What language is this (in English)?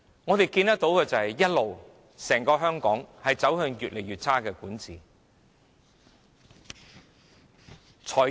Cantonese